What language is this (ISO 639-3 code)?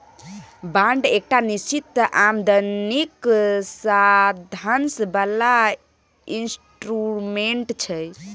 mai